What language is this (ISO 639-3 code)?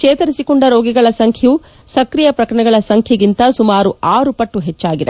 kan